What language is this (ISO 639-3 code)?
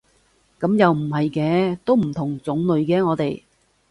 yue